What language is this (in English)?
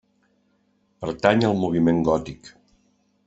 Catalan